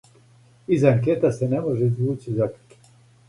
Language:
Serbian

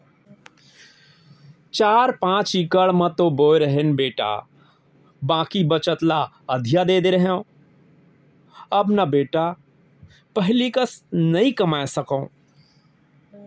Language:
Chhattisgarhi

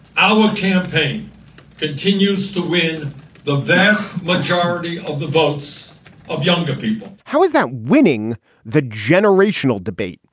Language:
English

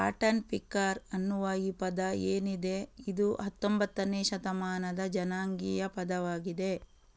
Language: Kannada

